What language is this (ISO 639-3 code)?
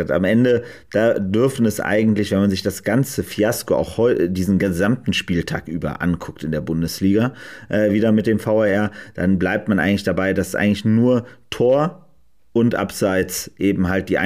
deu